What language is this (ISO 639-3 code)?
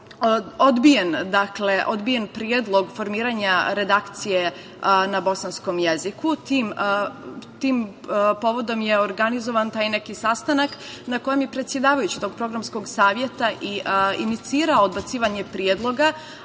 srp